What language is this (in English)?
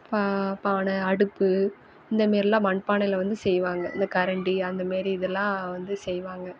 Tamil